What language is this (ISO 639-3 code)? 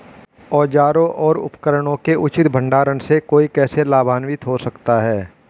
hin